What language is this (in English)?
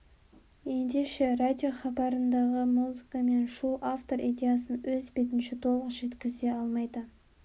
Kazakh